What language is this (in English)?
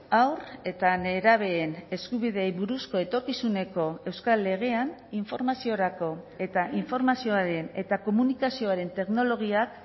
Basque